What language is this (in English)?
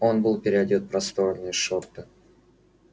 Russian